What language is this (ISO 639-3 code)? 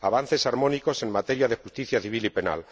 spa